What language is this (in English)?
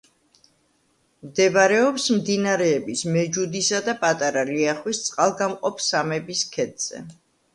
Georgian